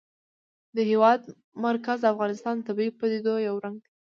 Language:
Pashto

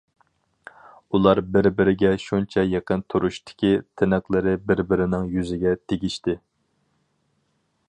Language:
Uyghur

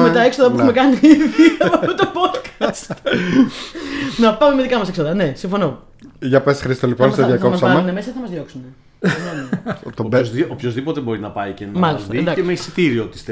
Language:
Greek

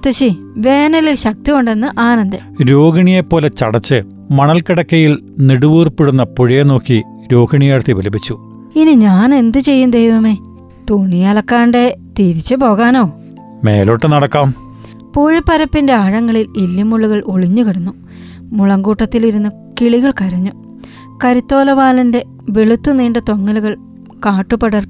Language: Malayalam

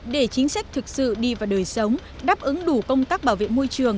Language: Vietnamese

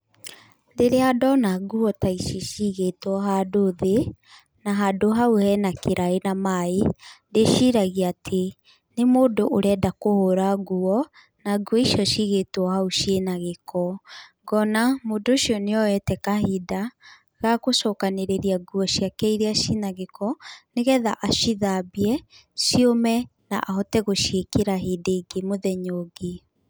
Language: Kikuyu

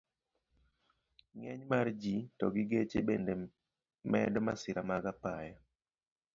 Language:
Luo (Kenya and Tanzania)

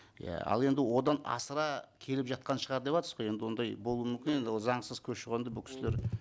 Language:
Kazakh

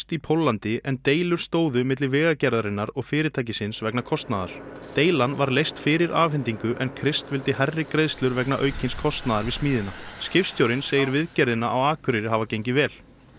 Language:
Icelandic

